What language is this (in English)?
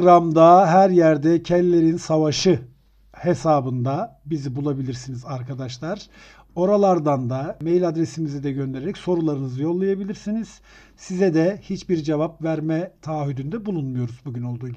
Turkish